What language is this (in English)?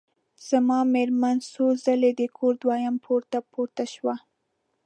Pashto